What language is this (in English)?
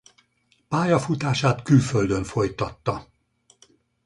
Hungarian